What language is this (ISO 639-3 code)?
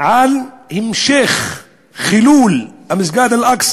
heb